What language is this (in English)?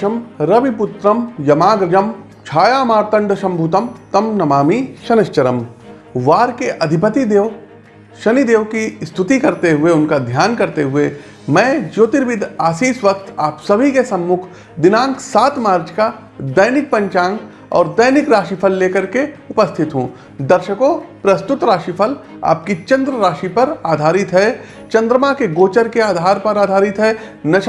Hindi